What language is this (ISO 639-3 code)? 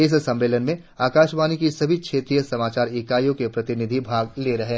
hin